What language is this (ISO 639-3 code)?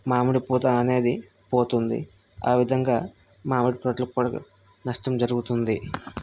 tel